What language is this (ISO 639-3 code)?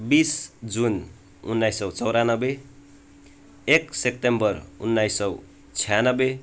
nep